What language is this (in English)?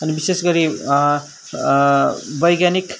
Nepali